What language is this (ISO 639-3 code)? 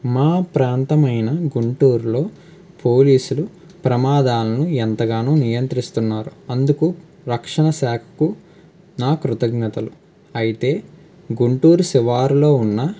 tel